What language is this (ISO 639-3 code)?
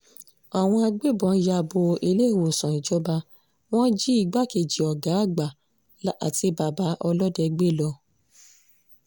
yor